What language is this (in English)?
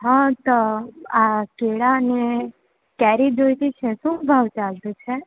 Gujarati